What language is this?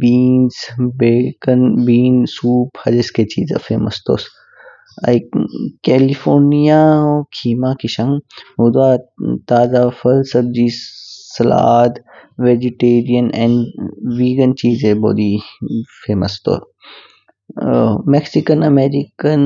Kinnauri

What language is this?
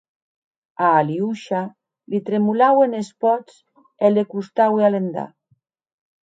Occitan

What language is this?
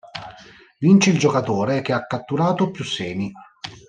Italian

